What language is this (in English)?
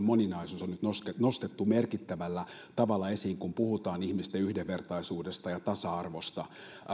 Finnish